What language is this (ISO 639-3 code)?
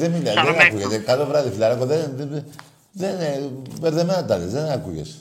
ell